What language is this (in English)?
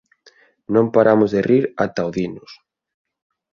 Galician